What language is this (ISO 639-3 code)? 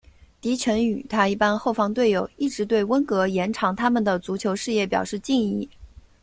zho